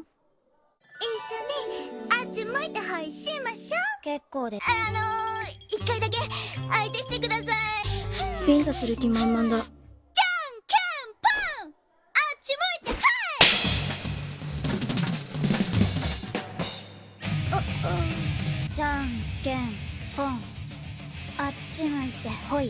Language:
Japanese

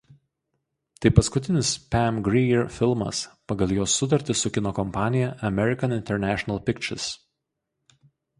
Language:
Lithuanian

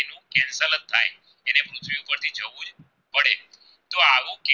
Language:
Gujarati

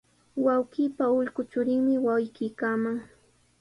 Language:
Sihuas Ancash Quechua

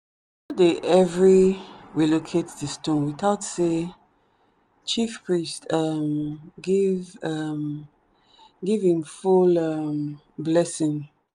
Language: Nigerian Pidgin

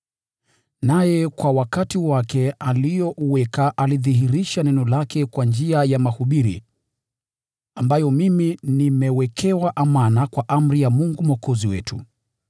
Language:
Swahili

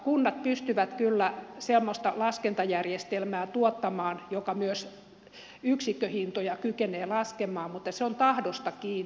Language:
Finnish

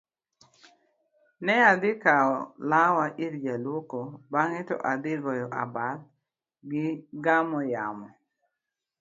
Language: Luo (Kenya and Tanzania)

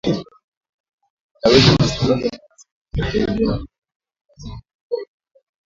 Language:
Swahili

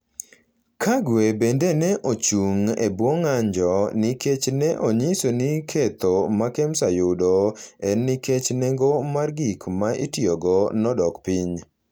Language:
Luo (Kenya and Tanzania)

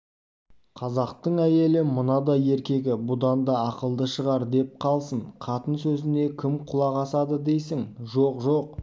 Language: Kazakh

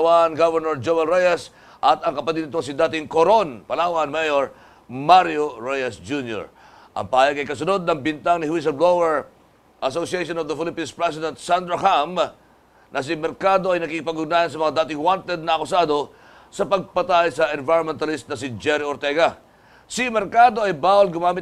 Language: Filipino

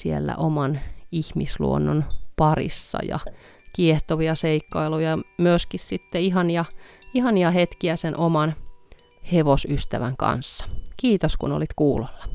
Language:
Finnish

